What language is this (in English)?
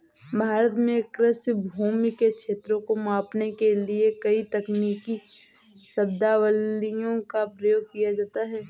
Hindi